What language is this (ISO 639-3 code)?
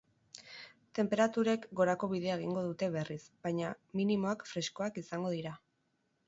eus